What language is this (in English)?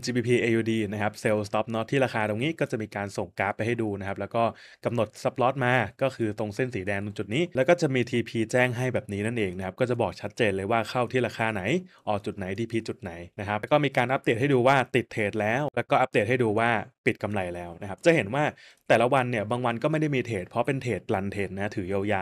Thai